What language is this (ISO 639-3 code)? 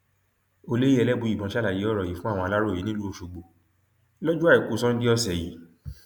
yor